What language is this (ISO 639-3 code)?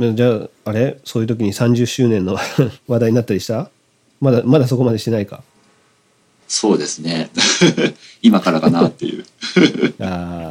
jpn